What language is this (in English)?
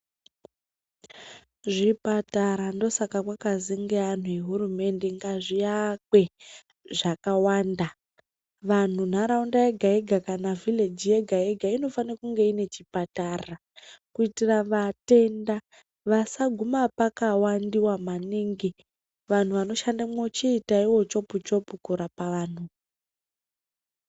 Ndau